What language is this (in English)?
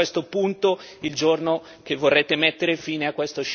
Italian